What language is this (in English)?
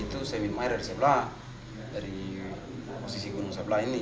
Indonesian